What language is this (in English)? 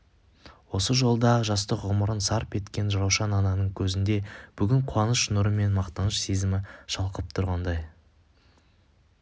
Kazakh